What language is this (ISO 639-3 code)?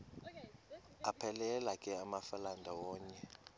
xho